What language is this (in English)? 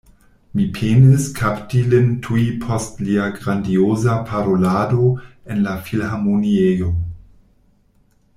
Esperanto